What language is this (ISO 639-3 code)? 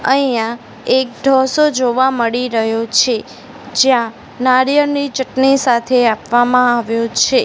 guj